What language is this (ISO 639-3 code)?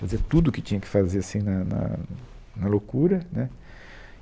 por